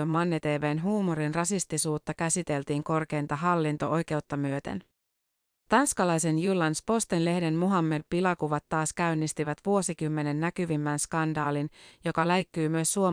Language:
Finnish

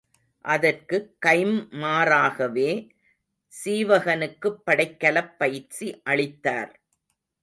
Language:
Tamil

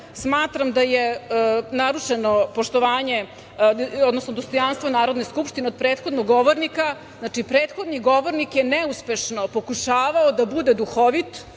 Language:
Serbian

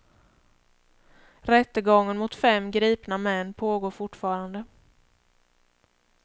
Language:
Swedish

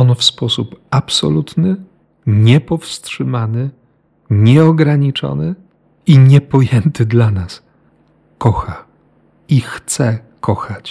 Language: Polish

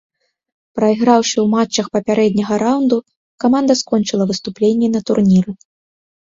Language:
Belarusian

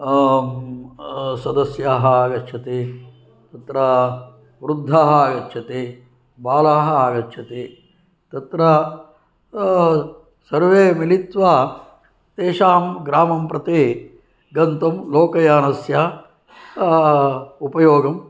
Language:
Sanskrit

